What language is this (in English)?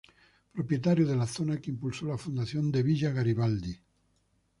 Spanish